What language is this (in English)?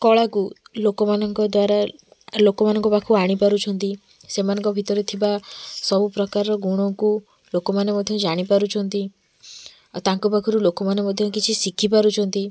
Odia